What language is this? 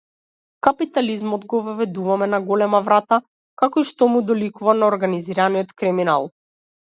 Macedonian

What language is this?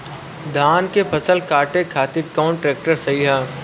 Bhojpuri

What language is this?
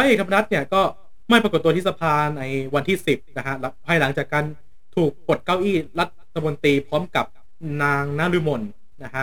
Thai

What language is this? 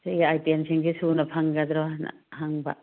Manipuri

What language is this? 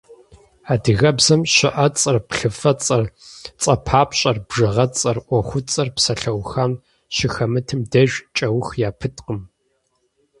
Kabardian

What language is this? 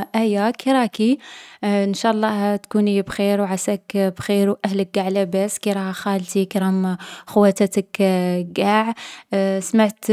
Algerian Arabic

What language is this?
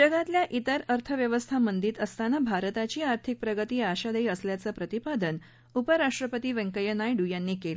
Marathi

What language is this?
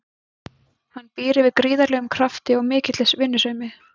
Icelandic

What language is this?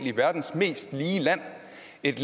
Danish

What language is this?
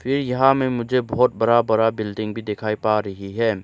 Hindi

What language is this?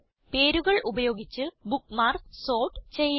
Malayalam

